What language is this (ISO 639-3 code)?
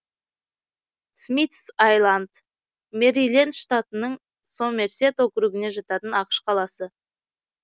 kaz